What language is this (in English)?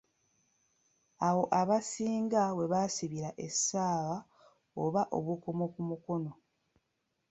Ganda